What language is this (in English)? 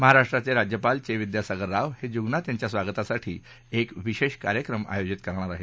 Marathi